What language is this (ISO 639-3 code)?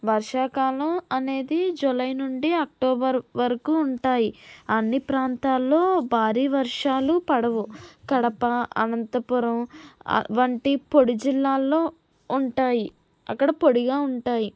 tel